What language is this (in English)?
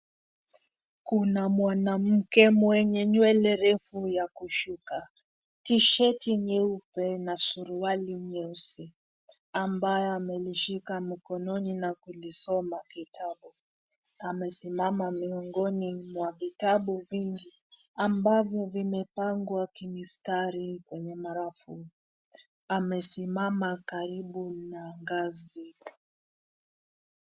Swahili